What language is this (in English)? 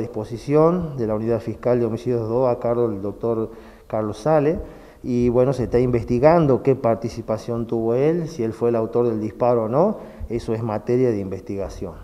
Spanish